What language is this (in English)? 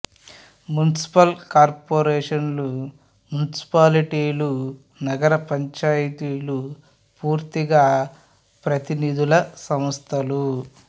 Telugu